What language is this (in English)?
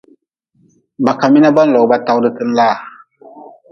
Nawdm